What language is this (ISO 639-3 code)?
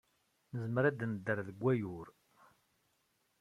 kab